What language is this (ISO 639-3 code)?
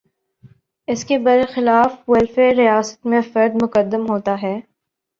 urd